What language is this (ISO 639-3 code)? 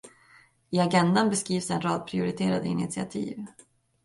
swe